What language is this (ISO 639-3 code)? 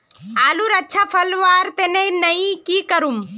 mag